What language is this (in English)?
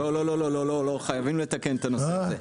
Hebrew